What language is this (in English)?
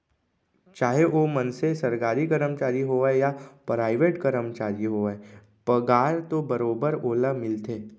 Chhattisgarhi